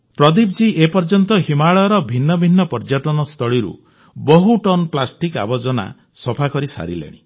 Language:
Odia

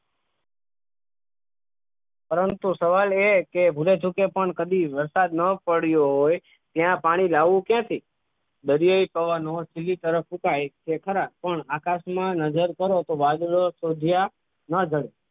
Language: Gujarati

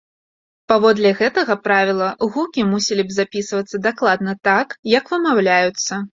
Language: Belarusian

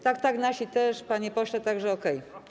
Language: Polish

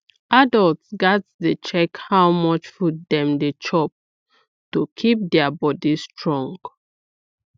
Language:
Nigerian Pidgin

